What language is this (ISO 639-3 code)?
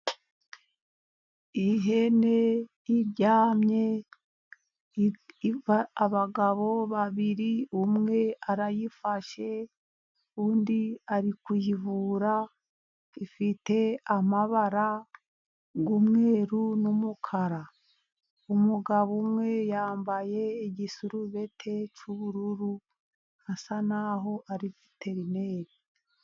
kin